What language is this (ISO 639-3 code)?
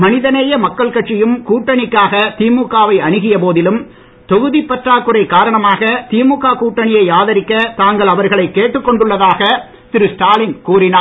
tam